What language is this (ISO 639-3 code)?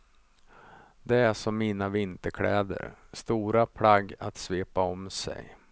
swe